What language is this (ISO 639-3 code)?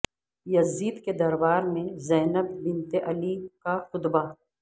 urd